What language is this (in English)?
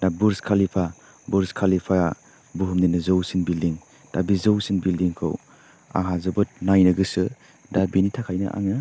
Bodo